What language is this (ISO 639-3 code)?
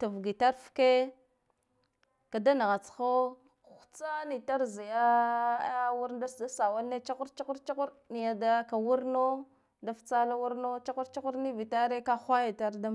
gdf